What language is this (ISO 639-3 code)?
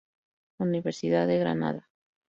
spa